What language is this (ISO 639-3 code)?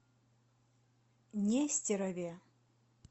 rus